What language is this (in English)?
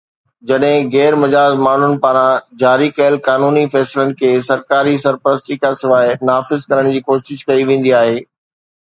Sindhi